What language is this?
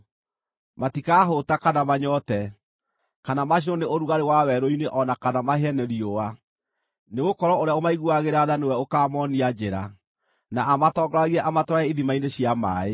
Kikuyu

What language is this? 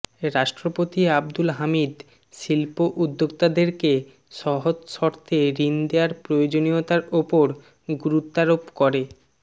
Bangla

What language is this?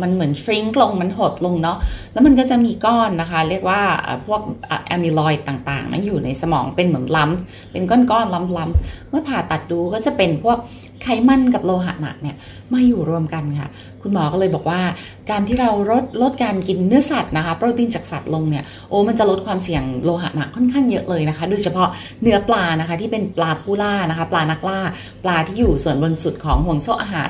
Thai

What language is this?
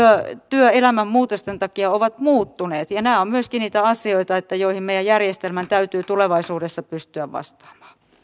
Finnish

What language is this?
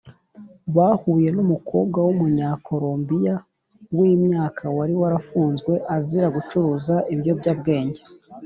Kinyarwanda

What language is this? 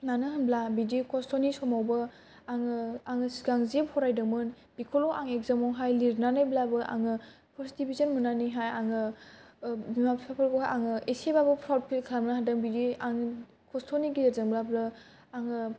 Bodo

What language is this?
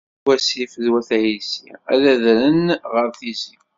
Kabyle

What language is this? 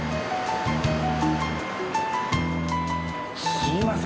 Japanese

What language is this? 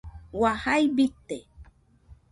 Nüpode Huitoto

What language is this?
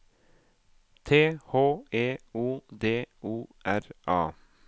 Norwegian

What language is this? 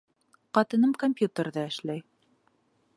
Bashkir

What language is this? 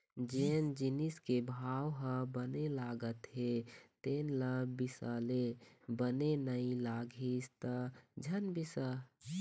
Chhattisgarhi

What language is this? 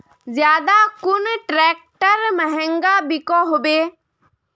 Magahi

